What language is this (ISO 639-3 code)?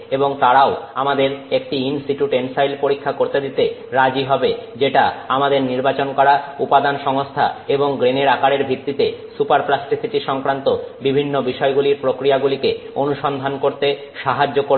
ben